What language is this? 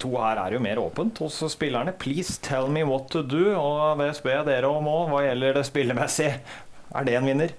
Norwegian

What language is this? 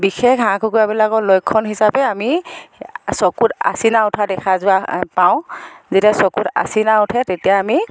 Assamese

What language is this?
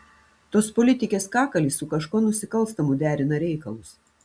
Lithuanian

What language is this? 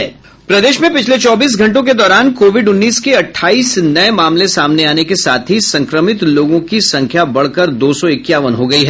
Hindi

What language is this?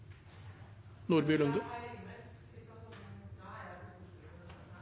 Norwegian Bokmål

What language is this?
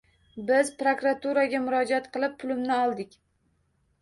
Uzbek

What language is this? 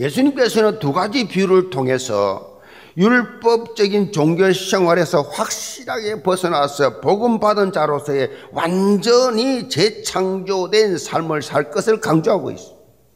Korean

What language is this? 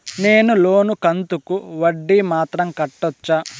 Telugu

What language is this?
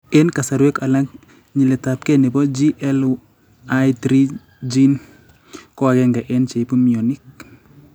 Kalenjin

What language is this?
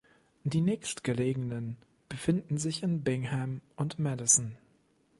German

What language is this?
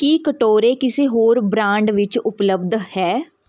Punjabi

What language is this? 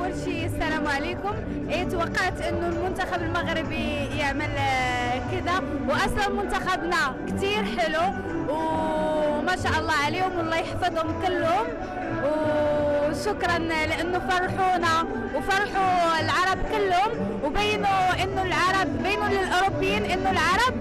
Arabic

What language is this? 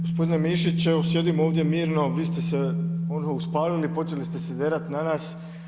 Croatian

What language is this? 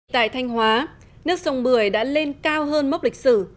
Vietnamese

